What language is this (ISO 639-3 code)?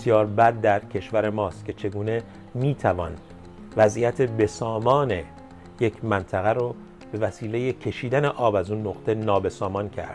fas